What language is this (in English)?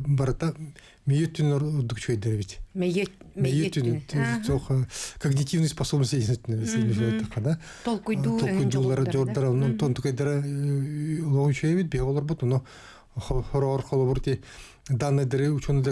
Russian